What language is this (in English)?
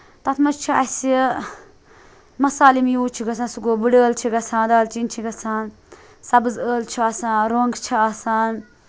Kashmiri